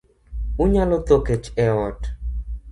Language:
Luo (Kenya and Tanzania)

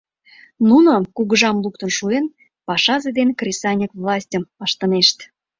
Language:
Mari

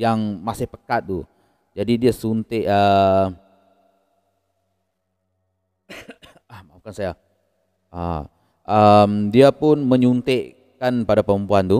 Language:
Malay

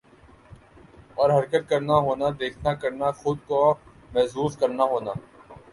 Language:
Urdu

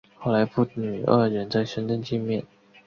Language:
Chinese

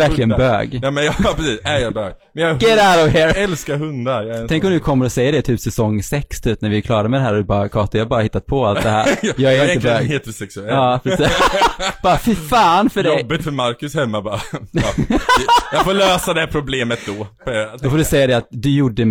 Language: Swedish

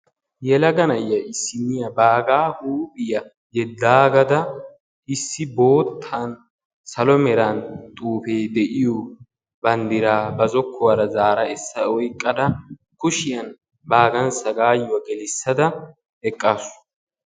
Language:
Wolaytta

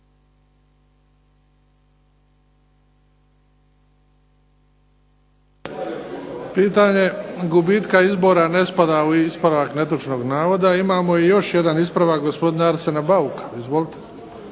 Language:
Croatian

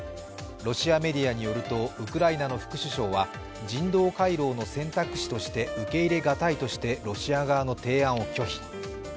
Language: Japanese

